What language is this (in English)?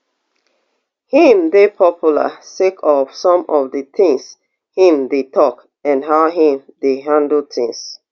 Nigerian Pidgin